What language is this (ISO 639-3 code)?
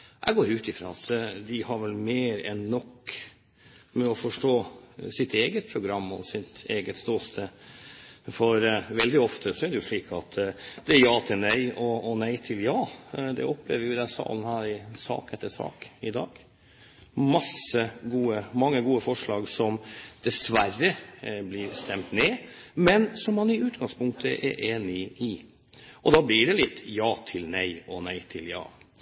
nob